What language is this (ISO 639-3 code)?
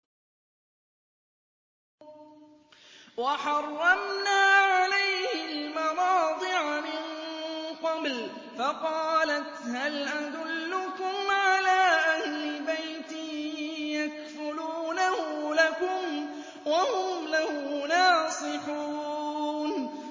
ara